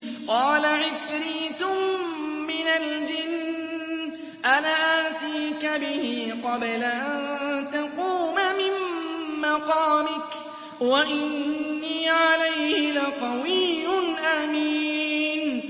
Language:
Arabic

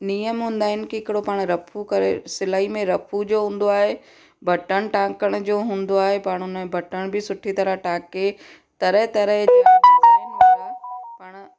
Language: Sindhi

